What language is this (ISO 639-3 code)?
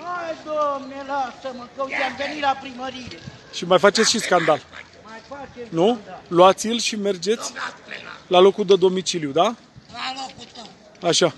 ron